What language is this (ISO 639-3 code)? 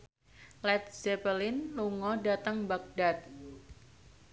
jav